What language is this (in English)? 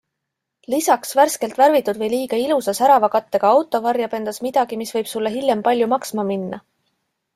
Estonian